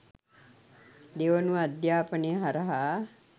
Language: Sinhala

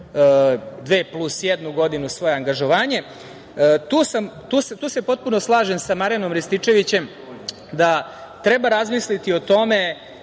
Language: Serbian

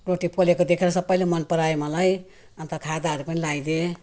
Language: Nepali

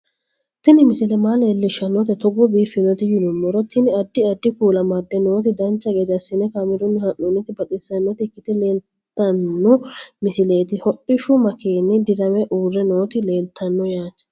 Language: Sidamo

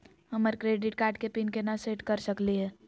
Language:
Magahi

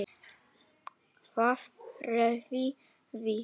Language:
Icelandic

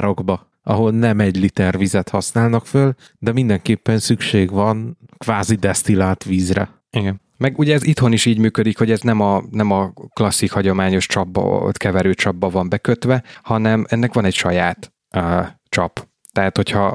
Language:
Hungarian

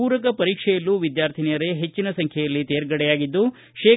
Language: Kannada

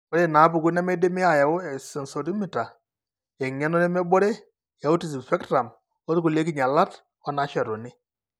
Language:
Masai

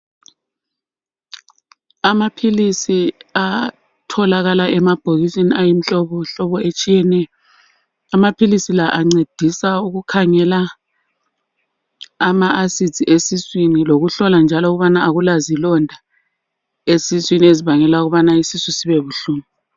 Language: North Ndebele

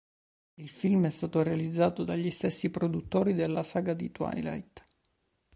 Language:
Italian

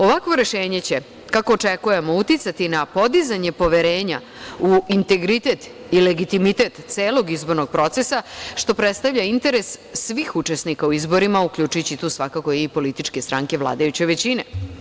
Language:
Serbian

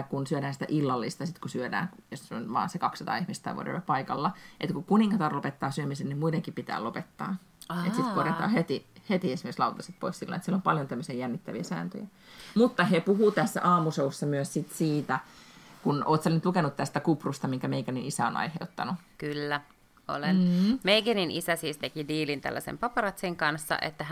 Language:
Finnish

